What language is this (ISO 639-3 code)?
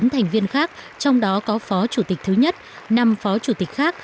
vie